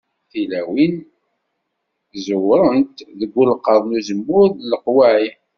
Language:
Kabyle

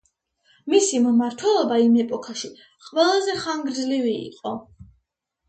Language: Georgian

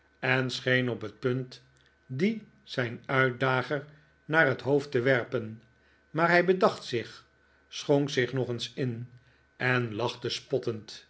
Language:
Dutch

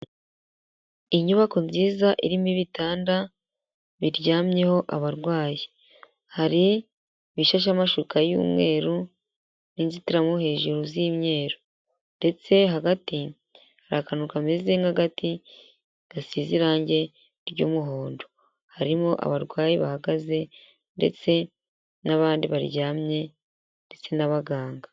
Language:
Kinyarwanda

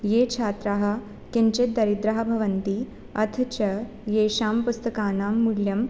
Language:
Sanskrit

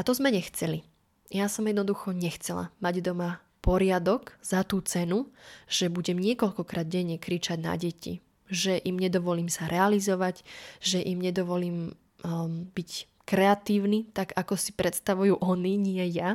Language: Slovak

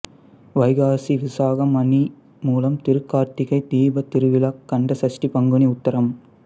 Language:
Tamil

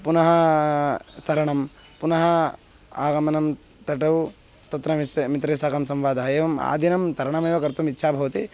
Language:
Sanskrit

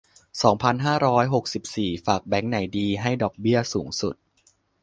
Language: Thai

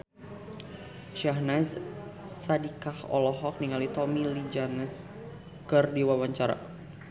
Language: Sundanese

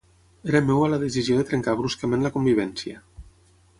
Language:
Catalan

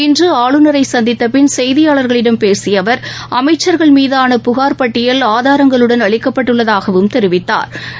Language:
Tamil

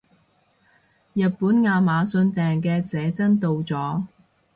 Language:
Cantonese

